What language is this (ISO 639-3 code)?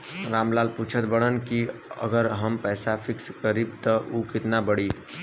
bho